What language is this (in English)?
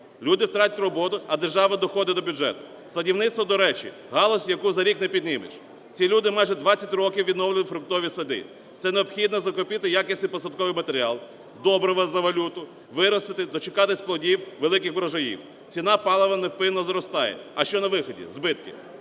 Ukrainian